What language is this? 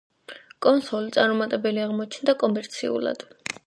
Georgian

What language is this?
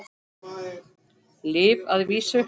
Icelandic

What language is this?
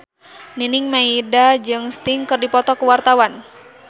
Sundanese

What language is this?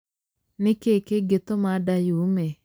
Kikuyu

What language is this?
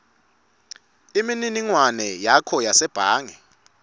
Swati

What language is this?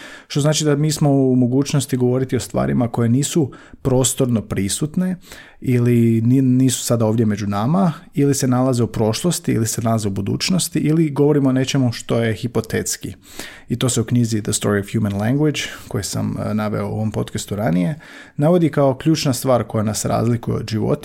Croatian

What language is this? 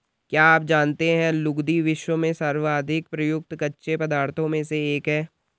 Hindi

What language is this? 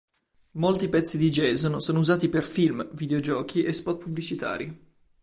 Italian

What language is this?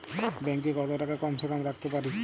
Bangla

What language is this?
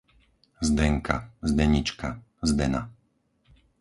Slovak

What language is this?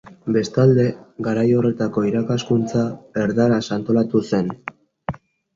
Basque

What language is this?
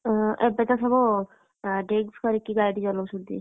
Odia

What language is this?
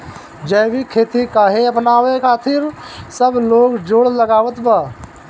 Bhojpuri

